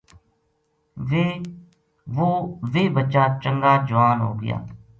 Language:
Gujari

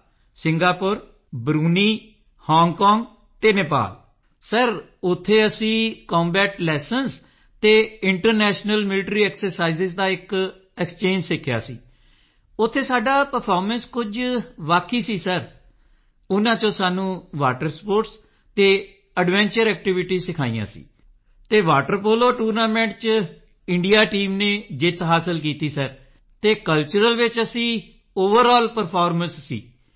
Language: Punjabi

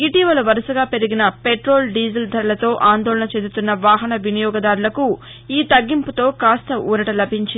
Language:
Telugu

